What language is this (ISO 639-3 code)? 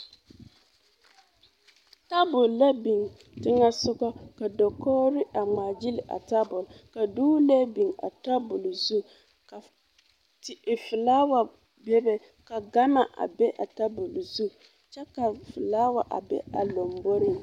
dga